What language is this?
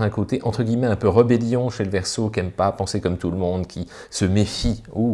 French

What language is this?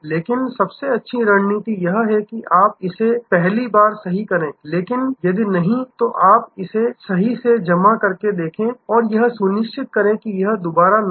Hindi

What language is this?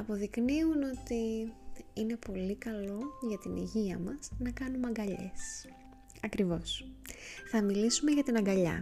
Greek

